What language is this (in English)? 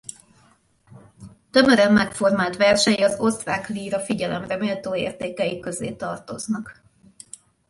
Hungarian